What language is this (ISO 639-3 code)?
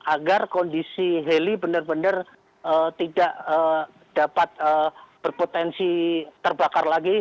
ind